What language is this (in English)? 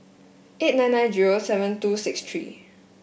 English